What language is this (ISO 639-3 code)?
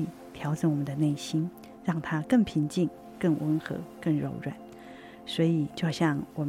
zho